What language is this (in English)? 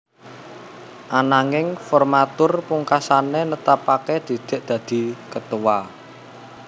Javanese